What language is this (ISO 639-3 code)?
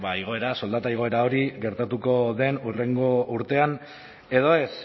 eus